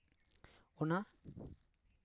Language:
Santali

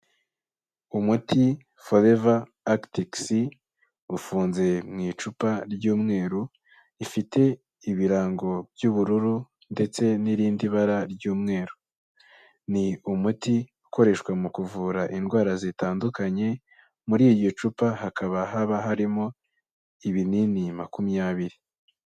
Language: Kinyarwanda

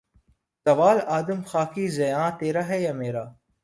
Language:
Urdu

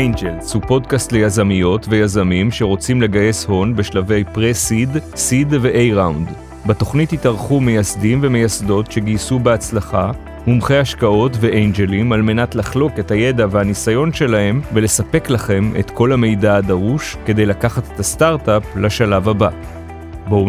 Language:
Hebrew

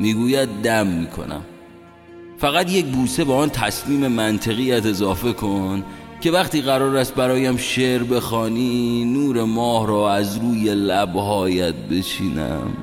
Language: Persian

